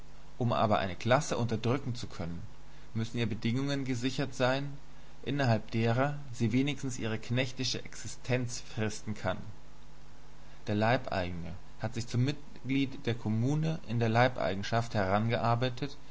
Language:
German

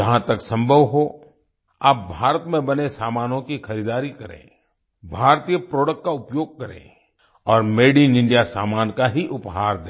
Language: Hindi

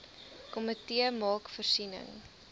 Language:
Afrikaans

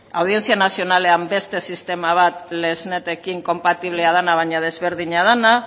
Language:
Basque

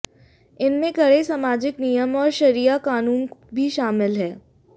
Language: Hindi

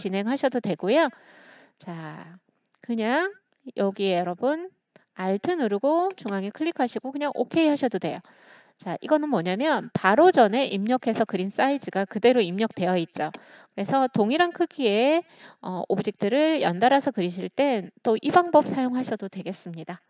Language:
Korean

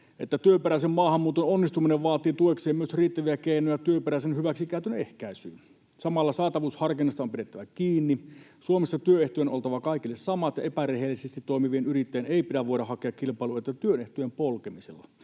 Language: Finnish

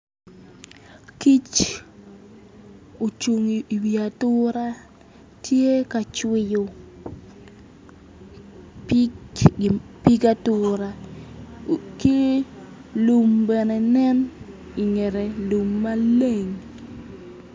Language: Acoli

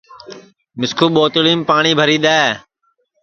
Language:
Sansi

